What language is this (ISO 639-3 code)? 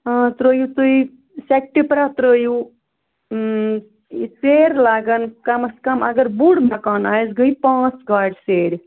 kas